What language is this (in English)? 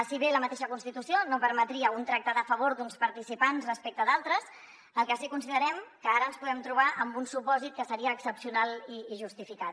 Catalan